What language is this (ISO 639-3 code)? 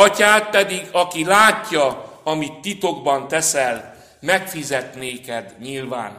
hun